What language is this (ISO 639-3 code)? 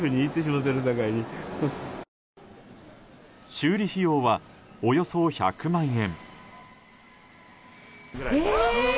jpn